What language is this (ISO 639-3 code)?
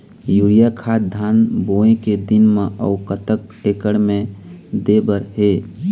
hne